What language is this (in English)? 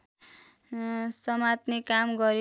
Nepali